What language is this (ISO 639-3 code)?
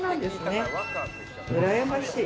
jpn